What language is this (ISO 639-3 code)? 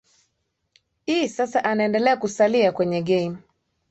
swa